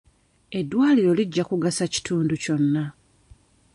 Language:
Ganda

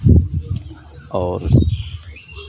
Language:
Maithili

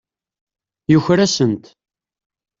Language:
Kabyle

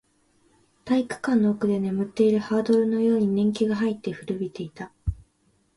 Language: Japanese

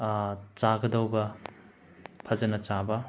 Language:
Manipuri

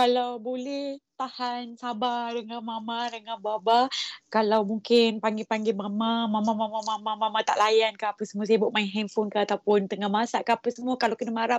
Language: Malay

